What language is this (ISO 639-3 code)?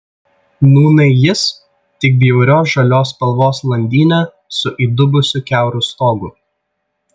lit